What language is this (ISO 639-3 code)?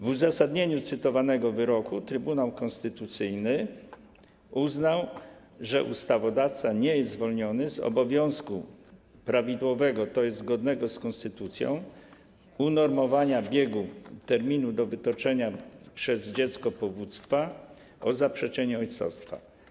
pol